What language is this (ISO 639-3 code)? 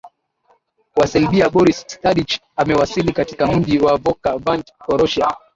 swa